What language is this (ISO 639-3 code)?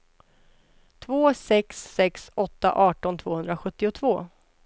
swe